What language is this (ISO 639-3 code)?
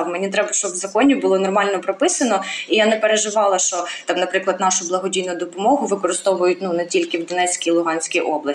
ukr